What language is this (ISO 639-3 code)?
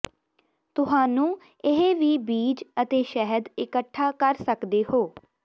pan